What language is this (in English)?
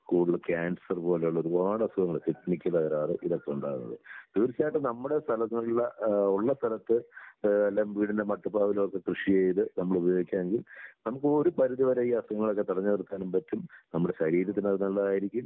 Malayalam